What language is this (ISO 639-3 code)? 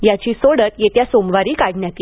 mar